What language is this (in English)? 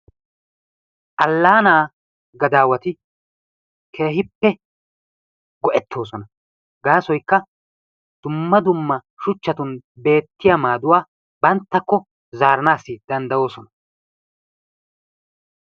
Wolaytta